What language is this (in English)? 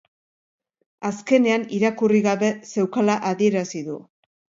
Basque